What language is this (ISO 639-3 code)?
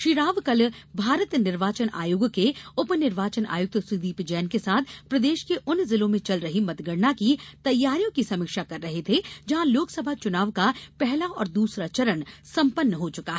hin